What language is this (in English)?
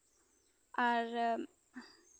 Santali